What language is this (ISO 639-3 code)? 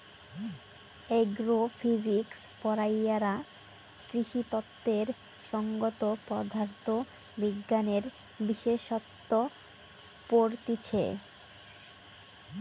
ben